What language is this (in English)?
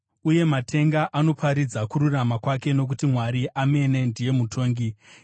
Shona